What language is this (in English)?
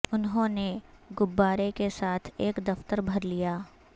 Urdu